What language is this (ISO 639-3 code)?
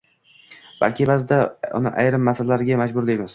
uzb